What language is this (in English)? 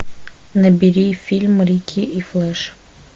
Russian